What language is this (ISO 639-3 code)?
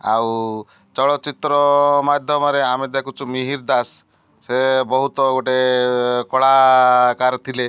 ori